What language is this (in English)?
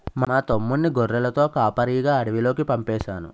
Telugu